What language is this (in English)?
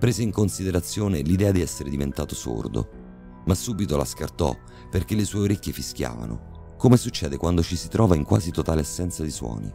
Italian